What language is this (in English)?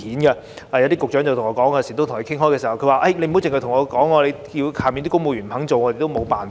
Cantonese